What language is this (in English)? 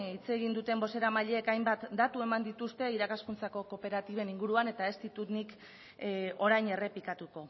Basque